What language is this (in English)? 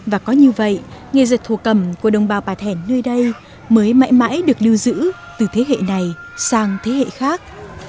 Vietnamese